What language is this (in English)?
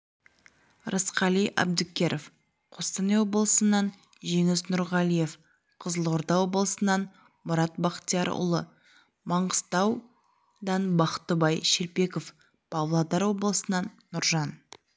Kazakh